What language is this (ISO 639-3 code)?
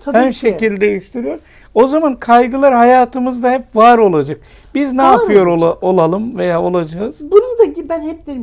tur